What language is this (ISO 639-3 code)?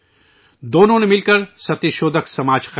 urd